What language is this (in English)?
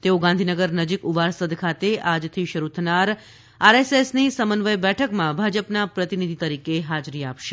Gujarati